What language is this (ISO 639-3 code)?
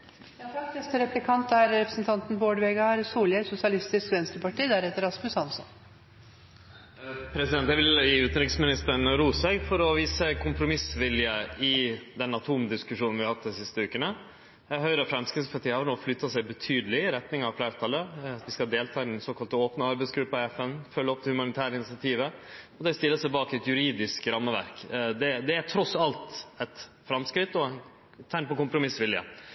nno